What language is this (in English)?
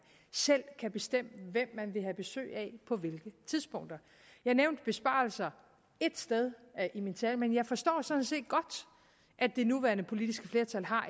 Danish